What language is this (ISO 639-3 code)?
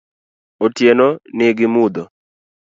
luo